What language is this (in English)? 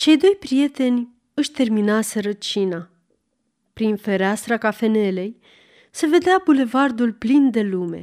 Romanian